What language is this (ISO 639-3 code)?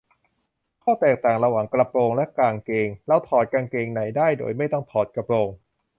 tha